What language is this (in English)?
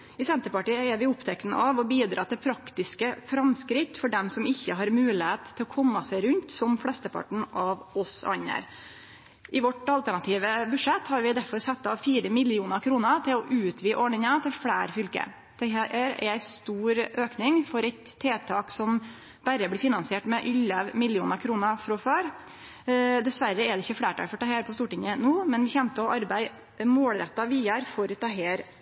Norwegian Nynorsk